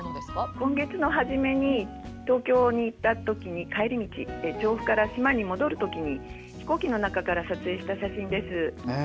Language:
Japanese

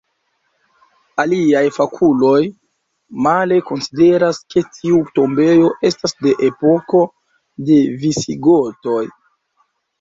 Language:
Esperanto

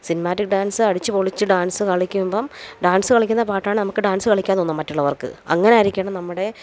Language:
Malayalam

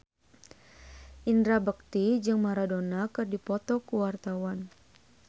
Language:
Sundanese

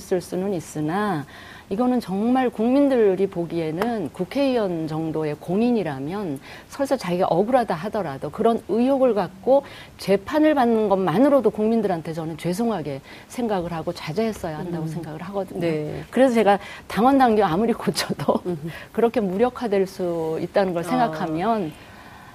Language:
Korean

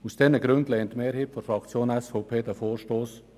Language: Swiss German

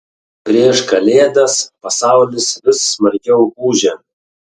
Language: Lithuanian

